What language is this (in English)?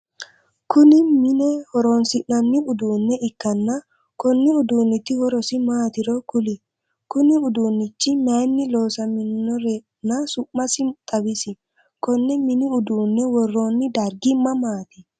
Sidamo